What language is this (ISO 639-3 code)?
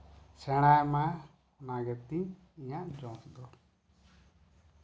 sat